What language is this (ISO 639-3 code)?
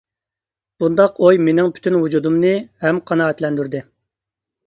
uig